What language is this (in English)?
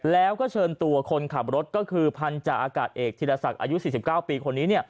Thai